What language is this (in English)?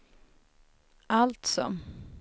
Swedish